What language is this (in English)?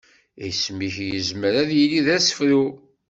Kabyle